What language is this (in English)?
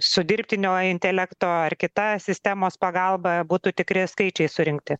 Lithuanian